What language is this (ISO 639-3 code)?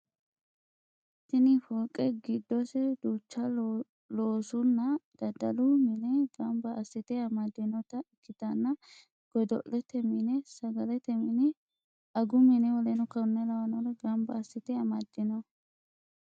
sid